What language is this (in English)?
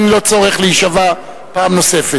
Hebrew